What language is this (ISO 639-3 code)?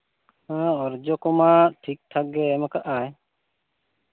sat